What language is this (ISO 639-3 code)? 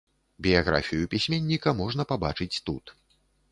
bel